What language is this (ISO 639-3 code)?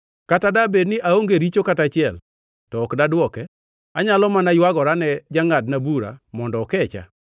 luo